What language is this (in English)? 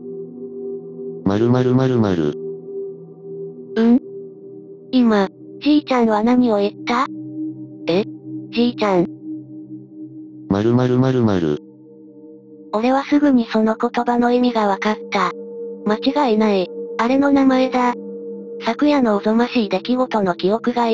Japanese